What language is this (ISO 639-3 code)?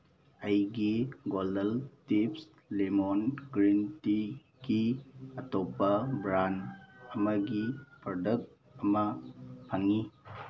mni